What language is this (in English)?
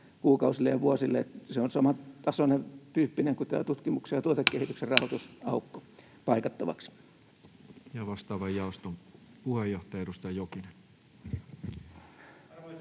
Finnish